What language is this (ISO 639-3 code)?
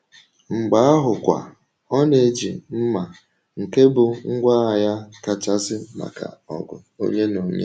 ibo